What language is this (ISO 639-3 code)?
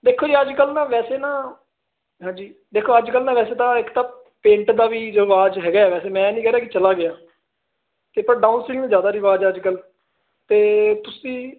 pan